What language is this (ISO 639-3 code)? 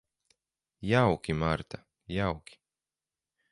lav